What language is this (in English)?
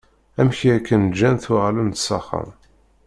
Kabyle